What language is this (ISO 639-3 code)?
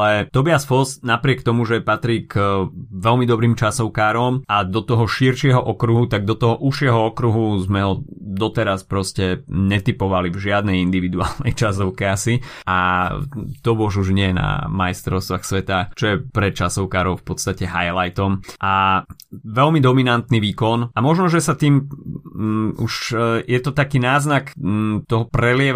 slk